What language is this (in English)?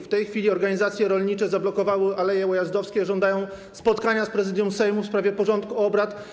Polish